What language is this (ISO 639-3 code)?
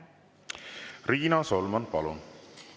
est